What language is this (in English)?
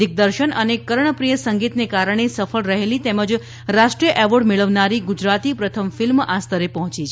Gujarati